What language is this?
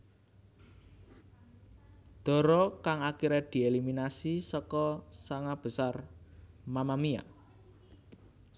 Javanese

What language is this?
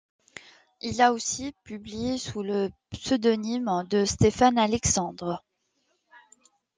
French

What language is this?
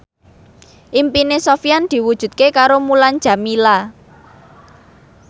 Javanese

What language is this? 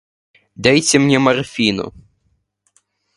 Russian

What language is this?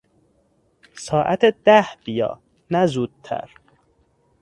Persian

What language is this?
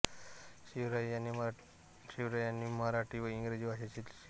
Marathi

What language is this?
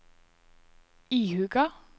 Norwegian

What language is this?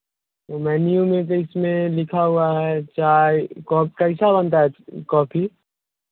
Hindi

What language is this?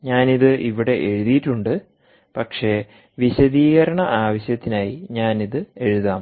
Malayalam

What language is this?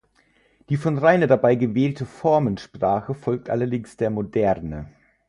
German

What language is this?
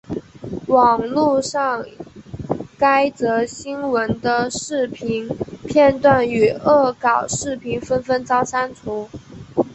Chinese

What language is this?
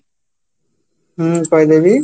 Odia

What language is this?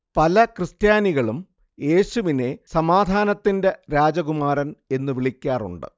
Malayalam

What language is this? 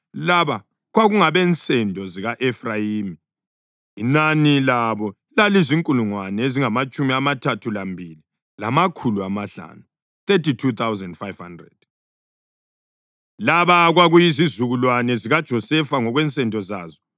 North Ndebele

